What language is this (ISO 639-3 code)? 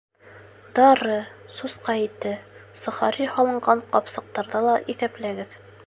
bak